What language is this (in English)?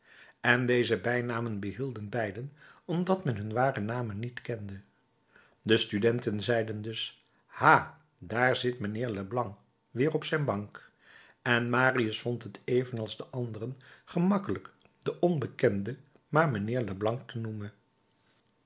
Dutch